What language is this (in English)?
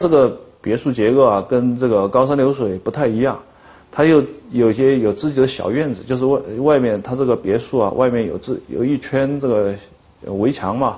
Chinese